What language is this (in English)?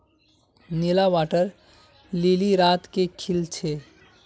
Magahi